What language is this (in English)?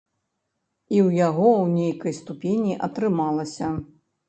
Belarusian